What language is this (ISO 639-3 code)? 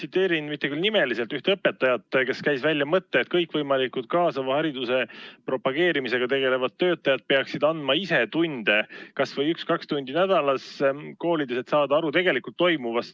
est